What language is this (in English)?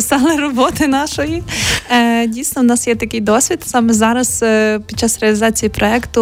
Ukrainian